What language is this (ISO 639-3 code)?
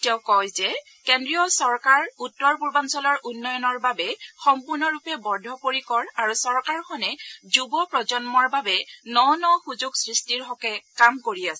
asm